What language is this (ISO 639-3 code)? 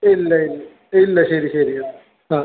mal